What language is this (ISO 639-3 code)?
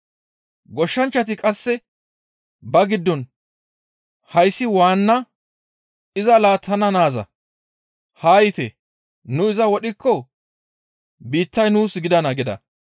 gmv